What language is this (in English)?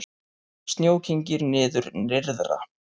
Icelandic